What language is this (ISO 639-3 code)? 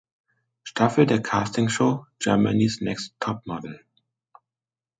deu